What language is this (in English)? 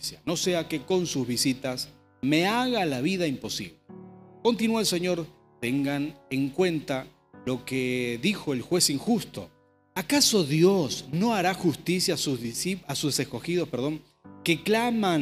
Spanish